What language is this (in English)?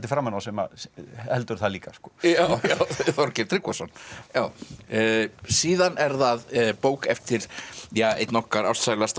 Icelandic